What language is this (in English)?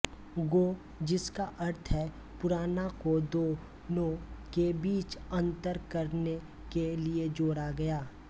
Hindi